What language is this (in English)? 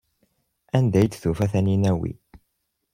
Kabyle